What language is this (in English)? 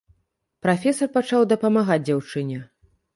Belarusian